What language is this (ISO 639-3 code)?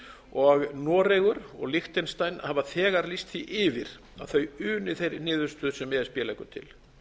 isl